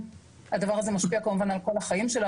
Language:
Hebrew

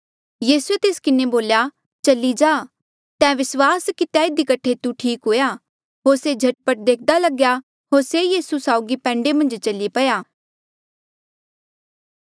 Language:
Mandeali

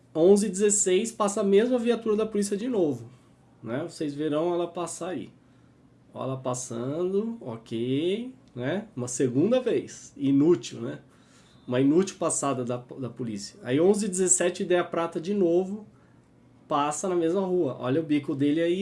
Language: Portuguese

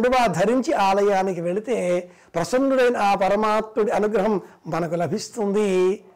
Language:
Telugu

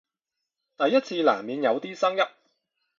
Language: Cantonese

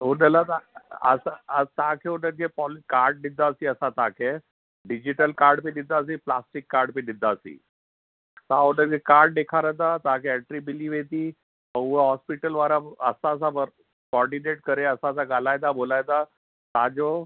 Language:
Sindhi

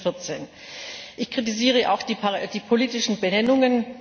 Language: German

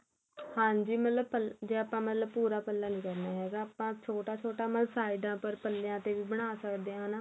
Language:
Punjabi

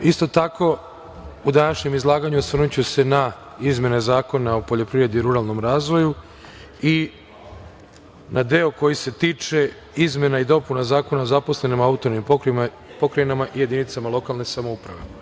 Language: Serbian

